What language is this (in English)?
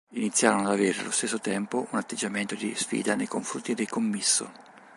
Italian